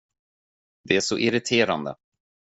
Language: Swedish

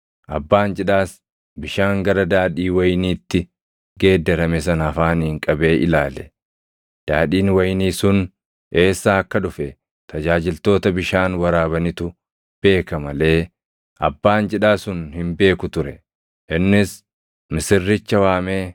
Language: Oromo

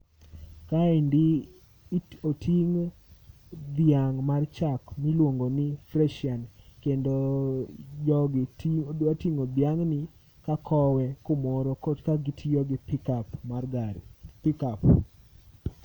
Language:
Luo (Kenya and Tanzania)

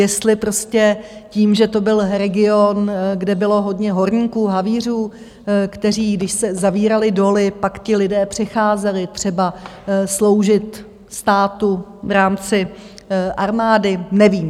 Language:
Czech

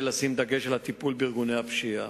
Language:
Hebrew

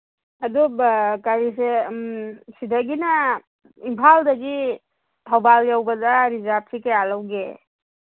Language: Manipuri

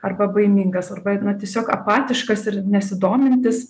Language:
Lithuanian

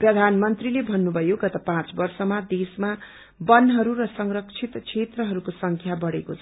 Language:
Nepali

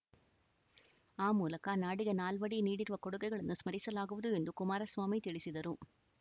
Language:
Kannada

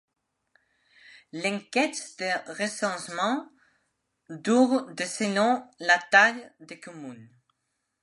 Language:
French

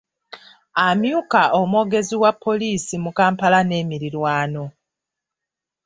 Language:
Ganda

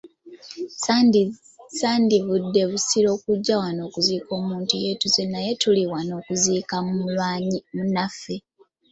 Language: Ganda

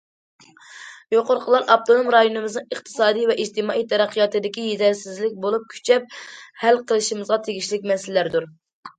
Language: Uyghur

